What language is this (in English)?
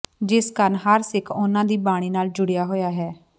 Punjabi